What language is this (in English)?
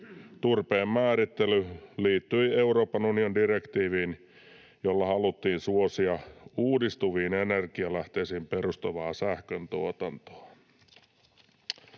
Finnish